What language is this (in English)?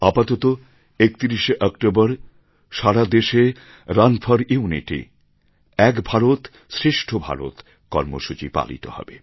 Bangla